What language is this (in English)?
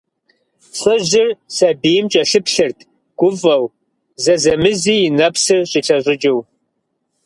Kabardian